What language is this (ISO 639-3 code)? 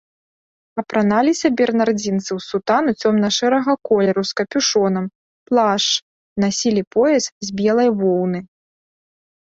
bel